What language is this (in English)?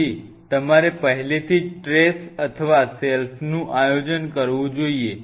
Gujarati